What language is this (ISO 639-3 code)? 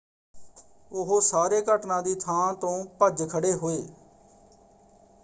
pan